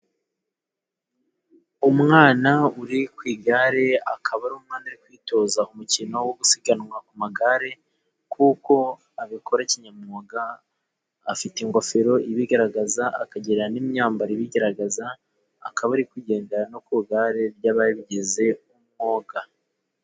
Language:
Kinyarwanda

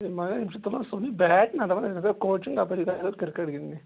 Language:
Kashmiri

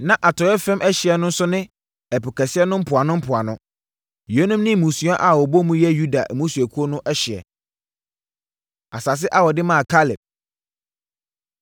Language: Akan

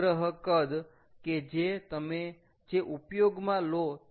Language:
Gujarati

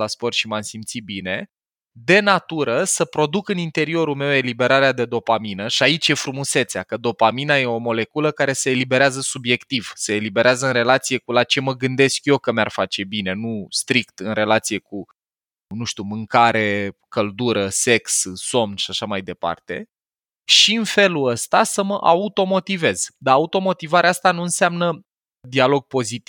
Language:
Romanian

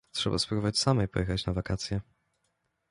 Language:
Polish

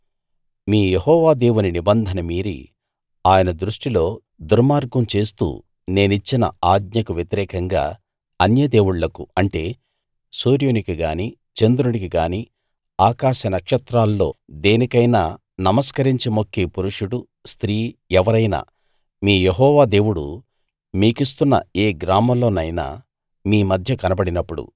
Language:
Telugu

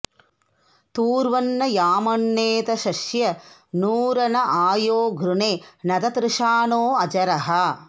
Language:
Sanskrit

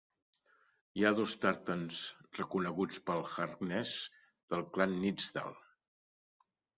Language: Catalan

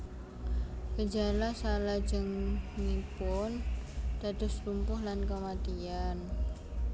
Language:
Javanese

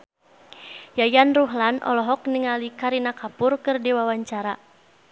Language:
Sundanese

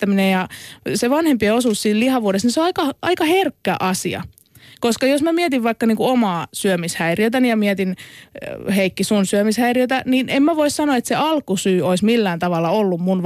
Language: Finnish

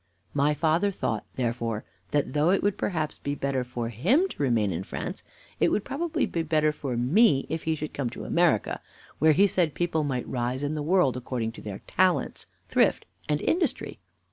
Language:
English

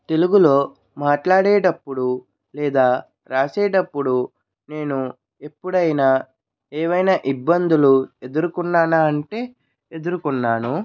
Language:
Telugu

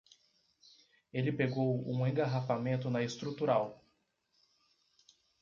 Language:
Portuguese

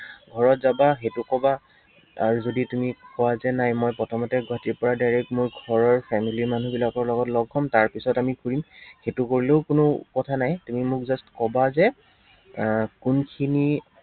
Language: Assamese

